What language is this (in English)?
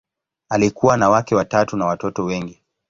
Swahili